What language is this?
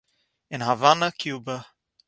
Yiddish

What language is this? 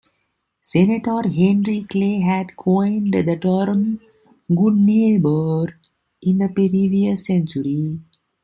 English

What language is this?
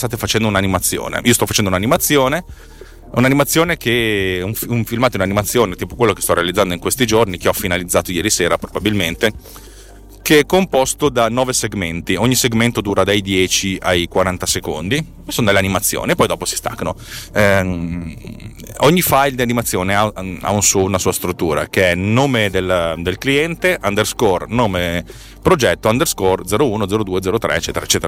Italian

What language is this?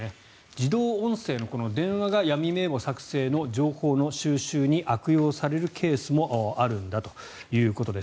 Japanese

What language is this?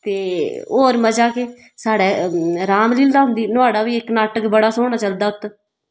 Dogri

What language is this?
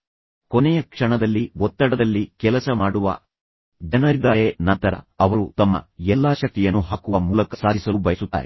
Kannada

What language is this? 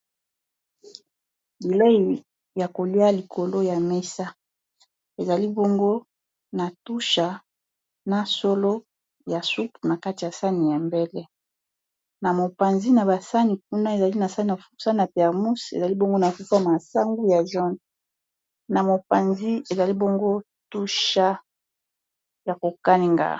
Lingala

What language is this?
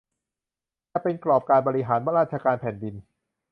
Thai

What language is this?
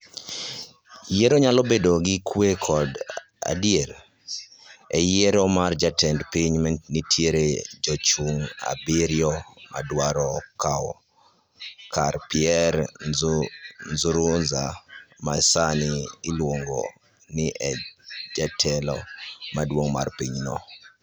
Luo (Kenya and Tanzania)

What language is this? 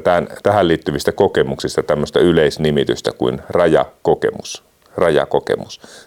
Finnish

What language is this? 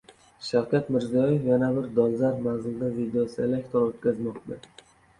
Uzbek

